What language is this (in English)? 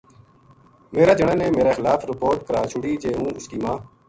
Gujari